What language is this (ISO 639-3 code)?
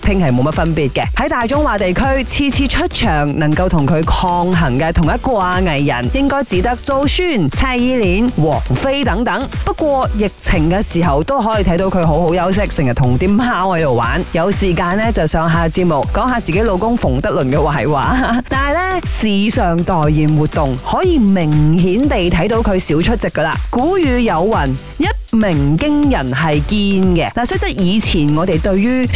zho